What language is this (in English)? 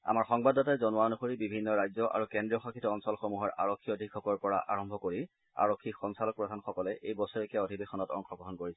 Assamese